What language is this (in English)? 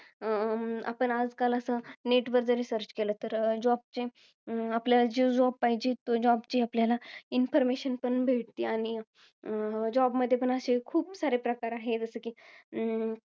Marathi